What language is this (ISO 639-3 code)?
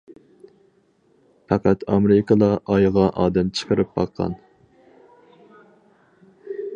uig